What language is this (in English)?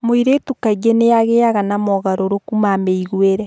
Kikuyu